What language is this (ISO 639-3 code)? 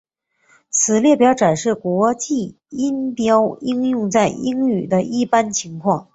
zho